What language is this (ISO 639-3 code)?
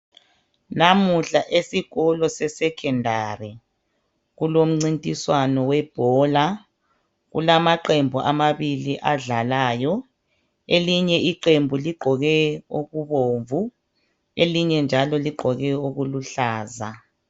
nde